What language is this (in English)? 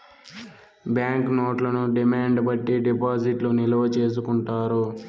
Telugu